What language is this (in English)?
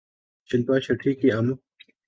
Urdu